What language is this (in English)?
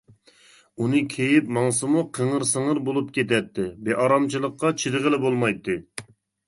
Uyghur